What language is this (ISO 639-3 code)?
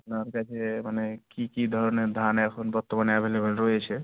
ben